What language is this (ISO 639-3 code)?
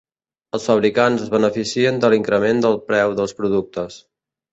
cat